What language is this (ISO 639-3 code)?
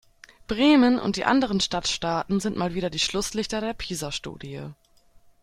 deu